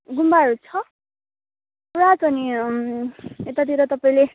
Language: Nepali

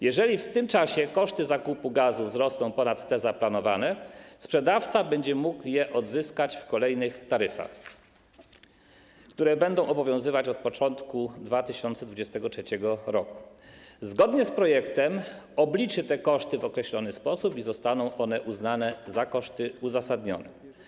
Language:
Polish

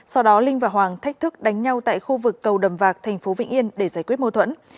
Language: Vietnamese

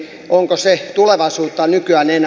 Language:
Finnish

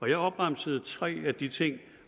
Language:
Danish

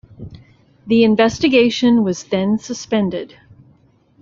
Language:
English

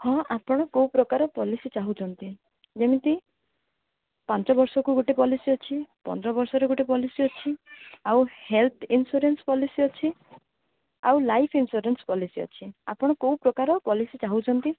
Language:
Odia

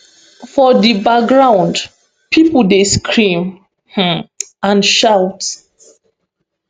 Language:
Nigerian Pidgin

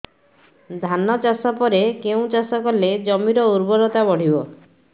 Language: Odia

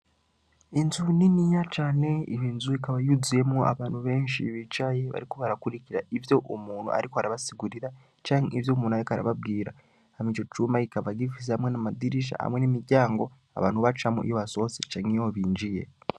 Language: Rundi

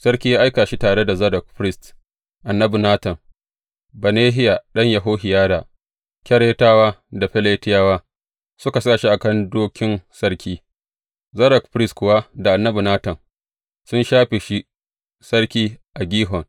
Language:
Hausa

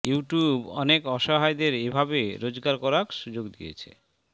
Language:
Bangla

